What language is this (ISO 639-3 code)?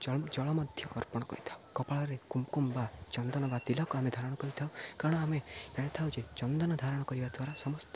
ori